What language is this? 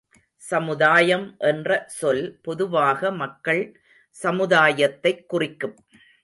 Tamil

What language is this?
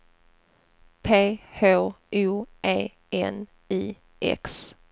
Swedish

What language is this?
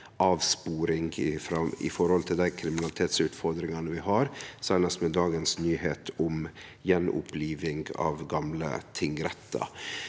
Norwegian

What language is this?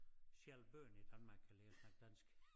Danish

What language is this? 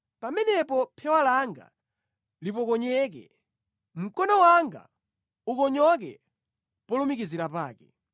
Nyanja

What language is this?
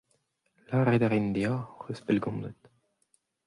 Breton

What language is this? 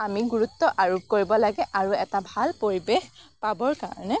Assamese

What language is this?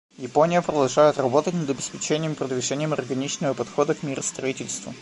Russian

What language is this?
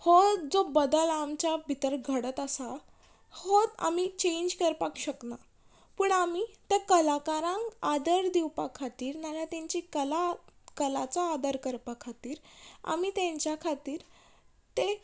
Konkani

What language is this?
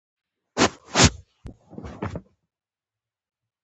Pashto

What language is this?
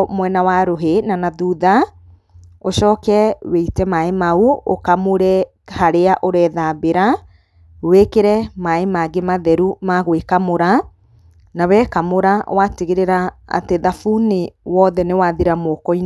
Kikuyu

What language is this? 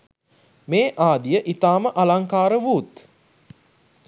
Sinhala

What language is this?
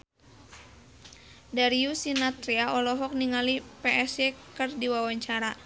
Sundanese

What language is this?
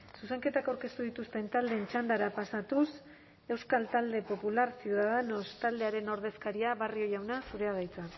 Basque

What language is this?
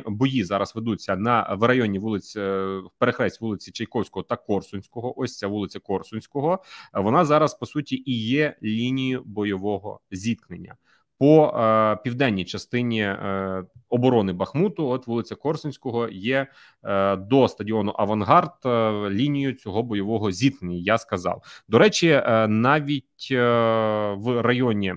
Ukrainian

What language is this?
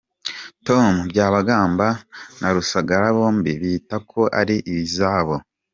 Kinyarwanda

